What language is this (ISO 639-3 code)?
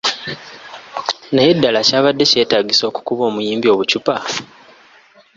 lug